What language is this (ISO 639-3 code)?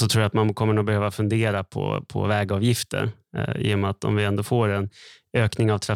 swe